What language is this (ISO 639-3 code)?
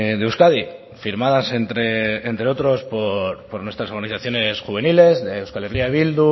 spa